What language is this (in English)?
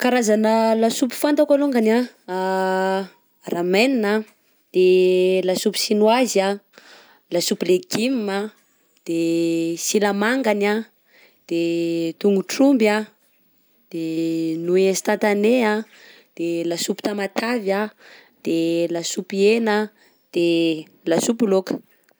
Southern Betsimisaraka Malagasy